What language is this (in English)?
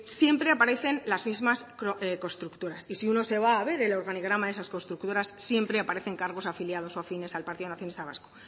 Spanish